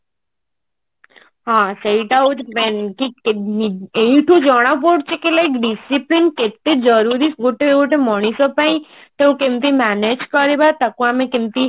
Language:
Odia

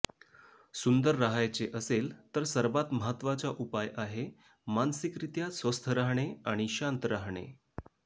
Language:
Marathi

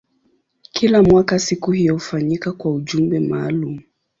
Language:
Swahili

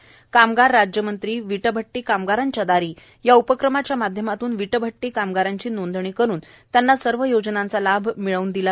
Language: Marathi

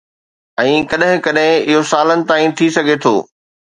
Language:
Sindhi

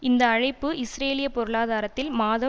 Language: Tamil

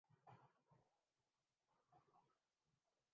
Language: Urdu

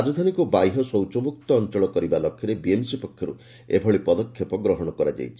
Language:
Odia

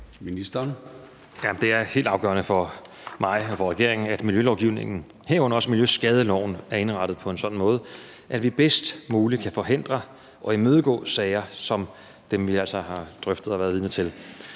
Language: Danish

